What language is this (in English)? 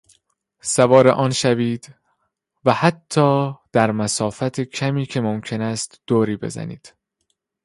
Persian